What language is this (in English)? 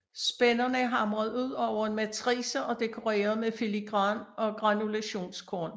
Danish